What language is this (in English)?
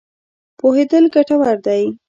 Pashto